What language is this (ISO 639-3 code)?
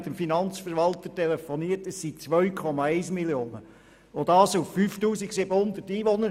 gsw